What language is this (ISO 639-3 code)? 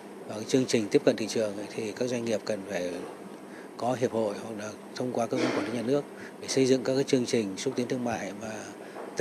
vie